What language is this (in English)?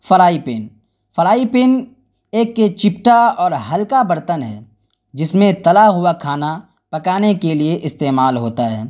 Urdu